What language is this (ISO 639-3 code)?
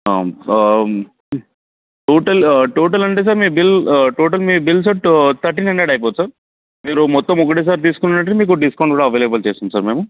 tel